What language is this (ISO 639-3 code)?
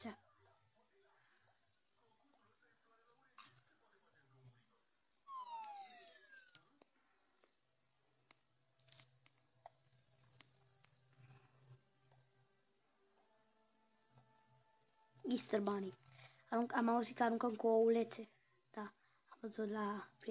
ron